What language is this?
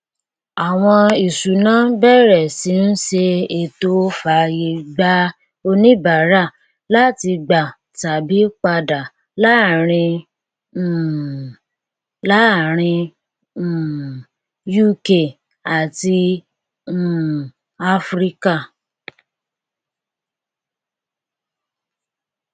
Yoruba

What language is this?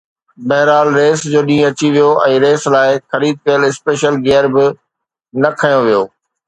Sindhi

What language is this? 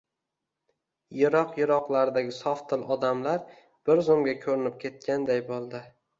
Uzbek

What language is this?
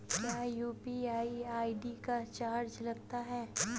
Hindi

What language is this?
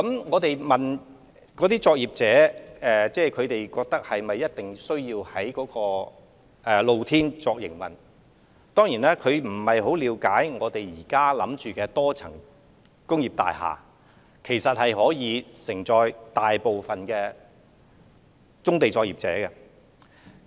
Cantonese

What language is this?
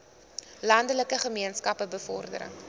Afrikaans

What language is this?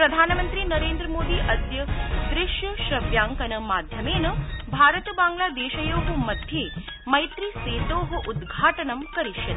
Sanskrit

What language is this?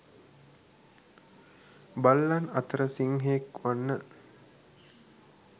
Sinhala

